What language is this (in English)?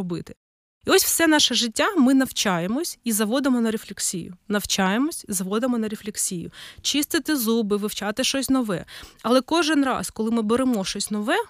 Ukrainian